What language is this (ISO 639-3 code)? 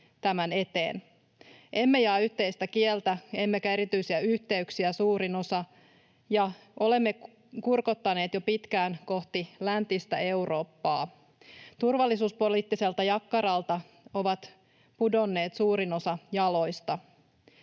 fin